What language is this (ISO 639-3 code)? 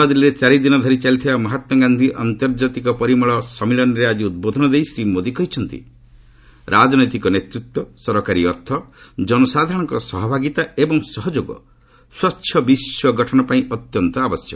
ori